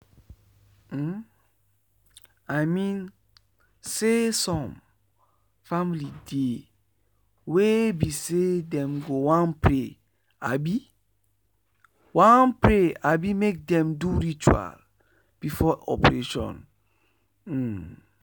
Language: Nigerian Pidgin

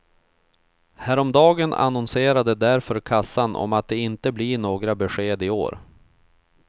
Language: Swedish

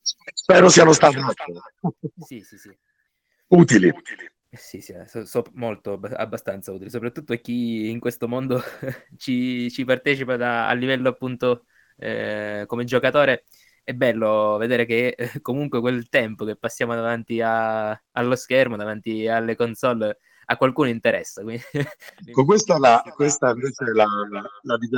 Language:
Italian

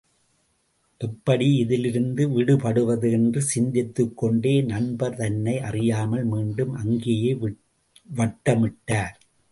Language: Tamil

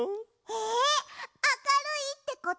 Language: Japanese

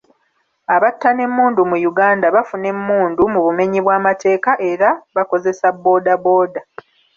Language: Ganda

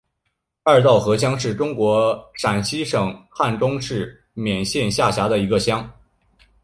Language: Chinese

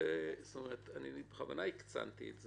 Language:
Hebrew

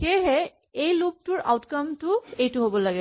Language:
Assamese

